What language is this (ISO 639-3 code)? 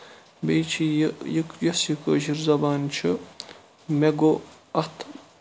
kas